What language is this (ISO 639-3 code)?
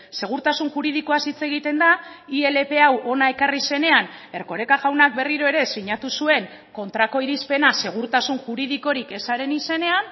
eus